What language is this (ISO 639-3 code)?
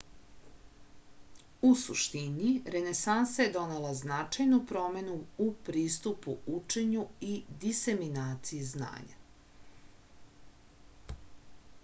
srp